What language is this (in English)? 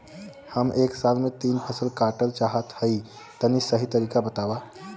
Bhojpuri